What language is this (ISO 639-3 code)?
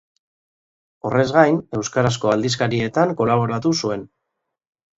eus